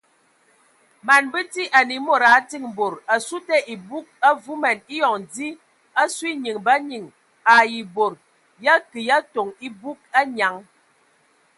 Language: Ewondo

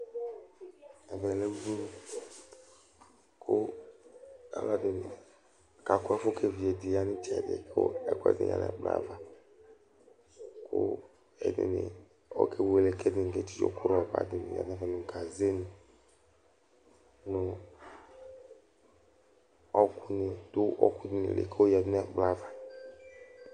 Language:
Ikposo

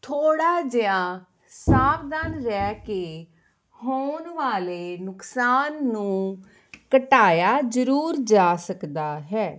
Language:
Punjabi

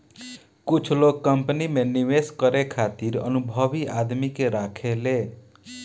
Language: Bhojpuri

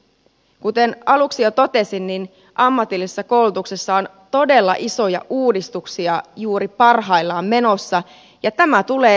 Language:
Finnish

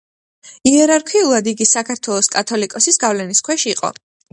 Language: Georgian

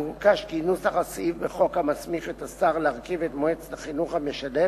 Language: Hebrew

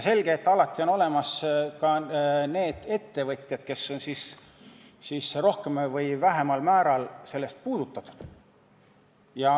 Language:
Estonian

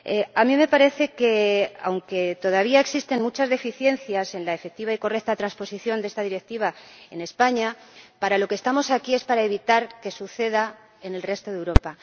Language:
Spanish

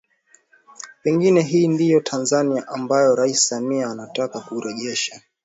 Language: Swahili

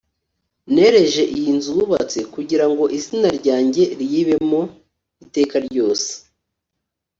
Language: Kinyarwanda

